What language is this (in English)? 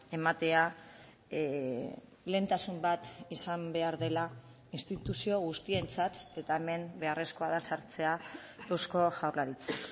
Basque